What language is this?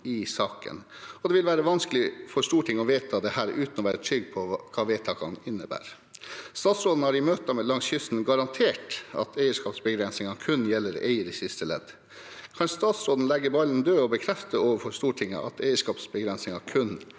Norwegian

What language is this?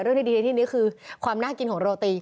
Thai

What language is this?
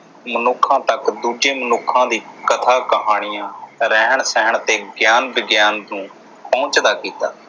Punjabi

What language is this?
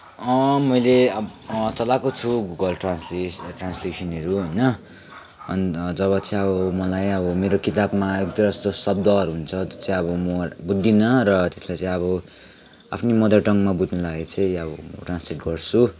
Nepali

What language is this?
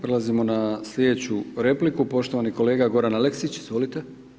Croatian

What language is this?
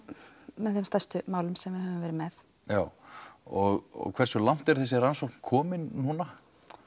Icelandic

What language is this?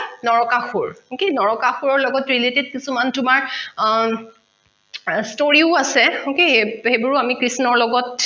Assamese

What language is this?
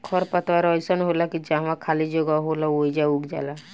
Bhojpuri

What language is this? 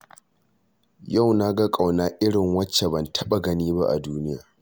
Hausa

